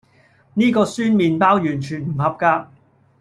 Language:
Cantonese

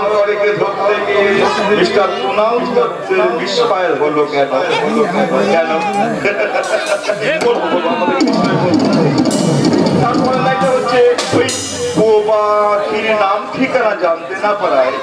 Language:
Bangla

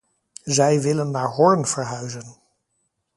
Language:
Dutch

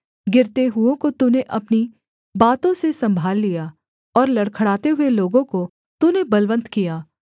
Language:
Hindi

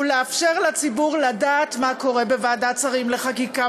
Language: Hebrew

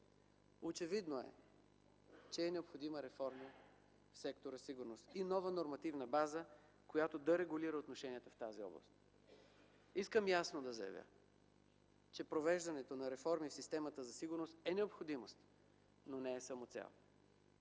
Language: Bulgarian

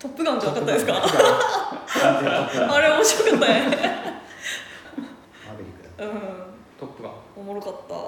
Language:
Japanese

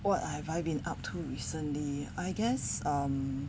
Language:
English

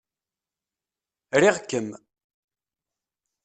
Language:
Kabyle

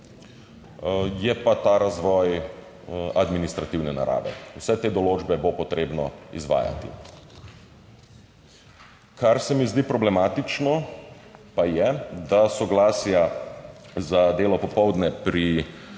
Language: Slovenian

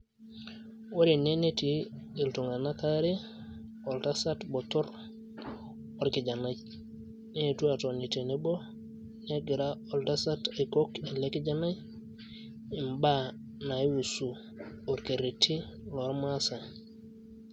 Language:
Masai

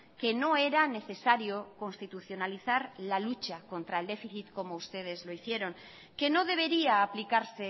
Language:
Spanish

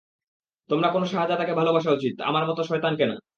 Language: Bangla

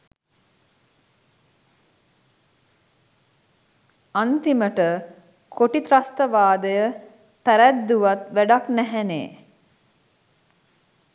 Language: Sinhala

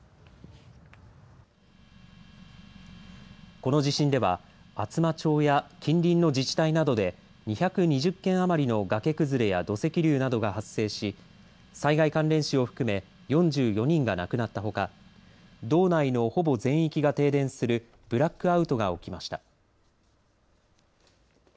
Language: Japanese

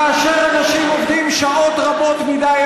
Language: Hebrew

